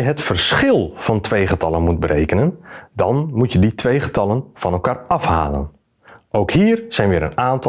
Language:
Dutch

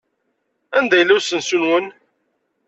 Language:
Kabyle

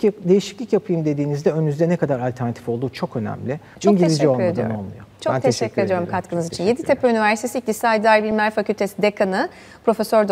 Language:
Turkish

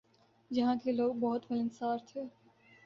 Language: Urdu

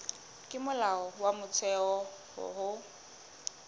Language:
Southern Sotho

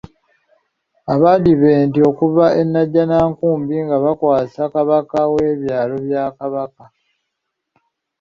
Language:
Ganda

